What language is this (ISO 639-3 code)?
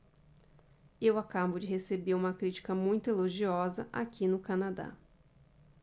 por